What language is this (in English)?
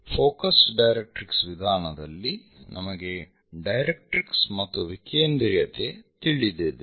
Kannada